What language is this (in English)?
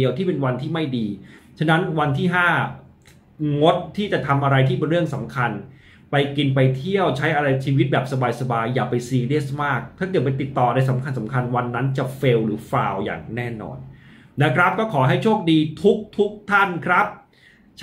Thai